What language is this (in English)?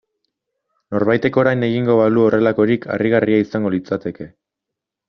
Basque